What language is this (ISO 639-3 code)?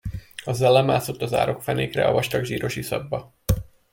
hun